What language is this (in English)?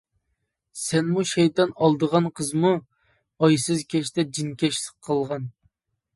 Uyghur